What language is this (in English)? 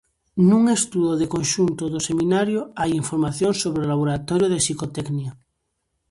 Galician